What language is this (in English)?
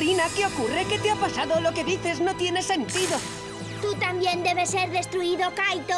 Spanish